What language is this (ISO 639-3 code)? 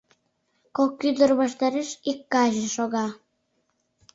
chm